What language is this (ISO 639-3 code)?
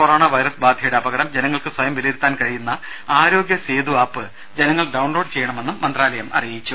mal